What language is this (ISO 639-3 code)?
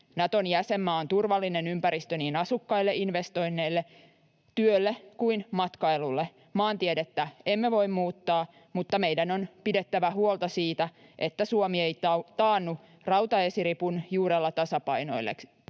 fin